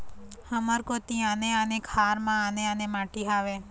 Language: Chhattisgarhi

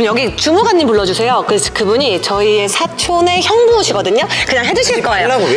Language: Korean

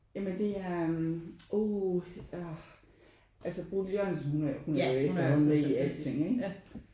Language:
Danish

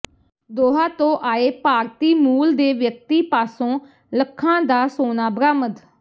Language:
Punjabi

